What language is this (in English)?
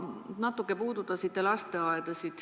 Estonian